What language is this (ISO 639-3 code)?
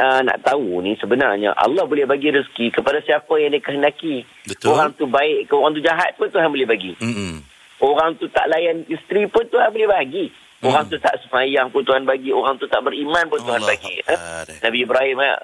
msa